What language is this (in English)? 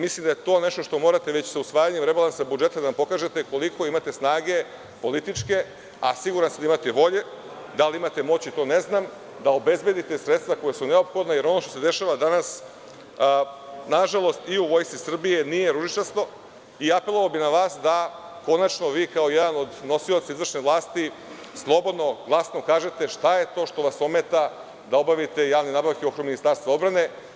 Serbian